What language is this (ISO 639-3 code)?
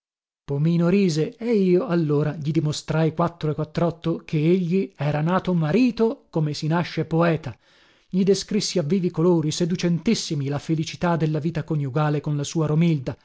ita